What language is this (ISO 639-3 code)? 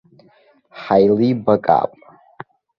abk